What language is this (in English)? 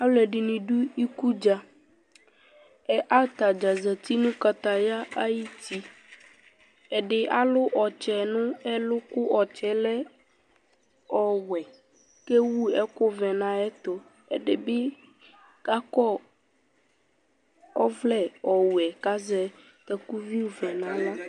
Ikposo